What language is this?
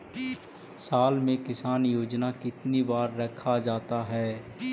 Magahi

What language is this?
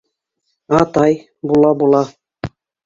Bashkir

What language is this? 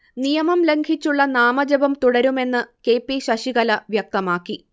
Malayalam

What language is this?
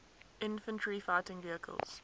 English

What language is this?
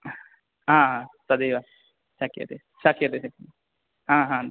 Sanskrit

